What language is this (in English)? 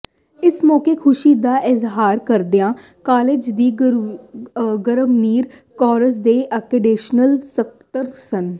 Punjabi